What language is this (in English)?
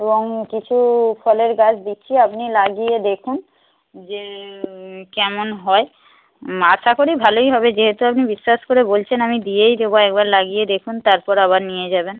Bangla